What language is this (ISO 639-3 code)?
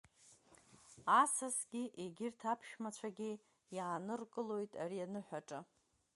abk